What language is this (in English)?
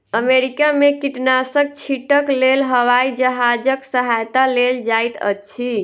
Maithili